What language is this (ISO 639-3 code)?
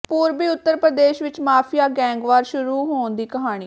pan